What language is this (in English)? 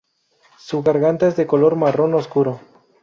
Spanish